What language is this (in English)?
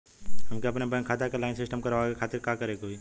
Bhojpuri